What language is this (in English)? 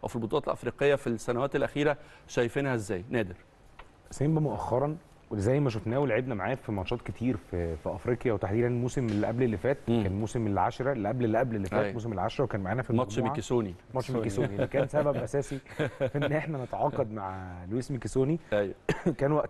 Arabic